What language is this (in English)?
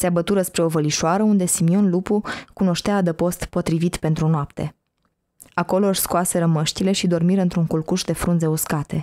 Romanian